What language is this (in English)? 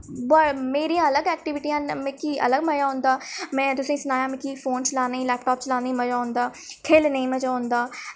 Dogri